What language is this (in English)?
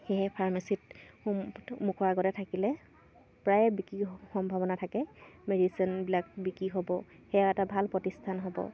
Assamese